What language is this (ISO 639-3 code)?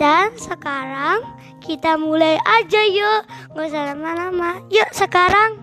ind